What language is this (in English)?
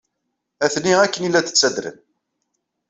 Kabyle